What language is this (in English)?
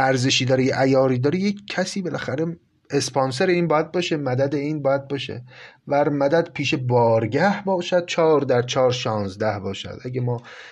Persian